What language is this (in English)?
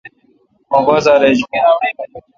Kalkoti